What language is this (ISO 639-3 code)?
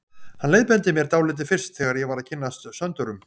isl